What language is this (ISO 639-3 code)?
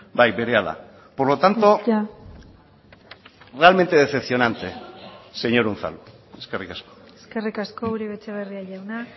eus